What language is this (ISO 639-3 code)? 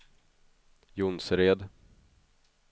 swe